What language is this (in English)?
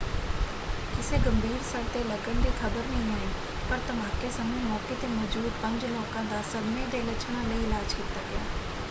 Punjabi